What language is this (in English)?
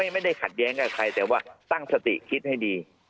Thai